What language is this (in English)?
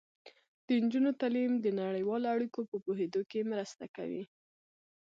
Pashto